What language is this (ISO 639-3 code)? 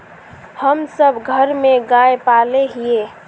mag